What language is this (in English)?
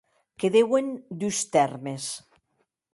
Occitan